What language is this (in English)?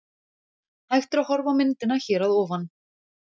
Icelandic